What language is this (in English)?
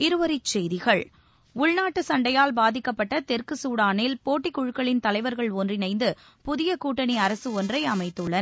Tamil